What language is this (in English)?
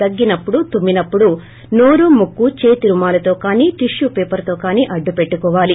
Telugu